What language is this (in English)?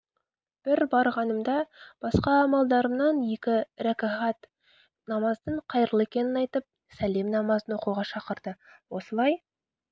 Kazakh